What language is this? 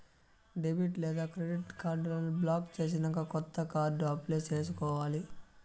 Telugu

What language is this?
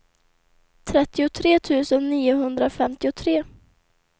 Swedish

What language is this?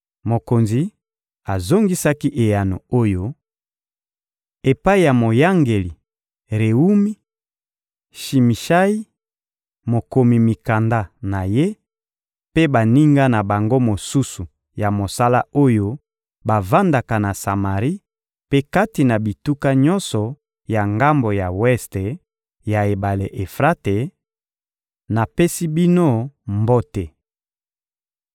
Lingala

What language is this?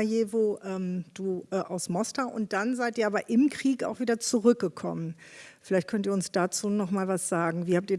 German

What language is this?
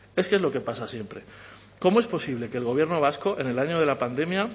Spanish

